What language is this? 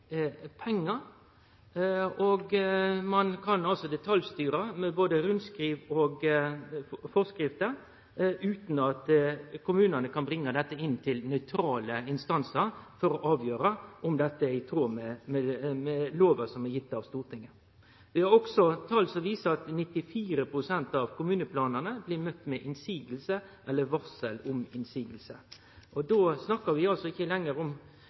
Norwegian Nynorsk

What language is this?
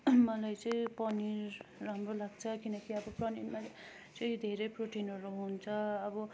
Nepali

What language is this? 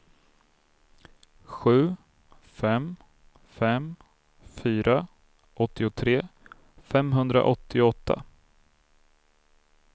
Swedish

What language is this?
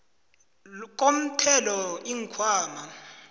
South Ndebele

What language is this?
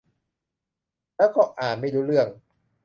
Thai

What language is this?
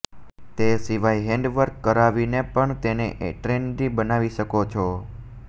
Gujarati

